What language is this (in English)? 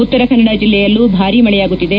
Kannada